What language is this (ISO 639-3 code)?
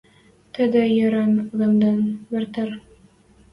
mrj